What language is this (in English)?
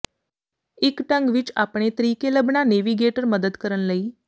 Punjabi